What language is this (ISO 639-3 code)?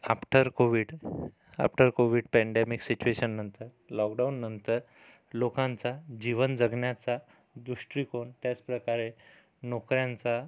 mar